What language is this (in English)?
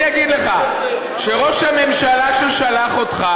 Hebrew